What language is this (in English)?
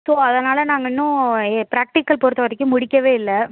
Tamil